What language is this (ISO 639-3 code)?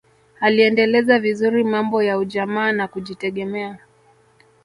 swa